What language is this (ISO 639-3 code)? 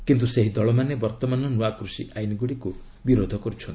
ori